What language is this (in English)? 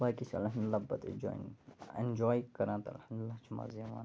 Kashmiri